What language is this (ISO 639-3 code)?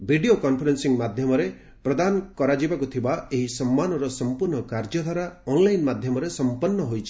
ori